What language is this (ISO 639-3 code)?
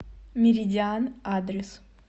rus